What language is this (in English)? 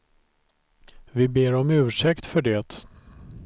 Swedish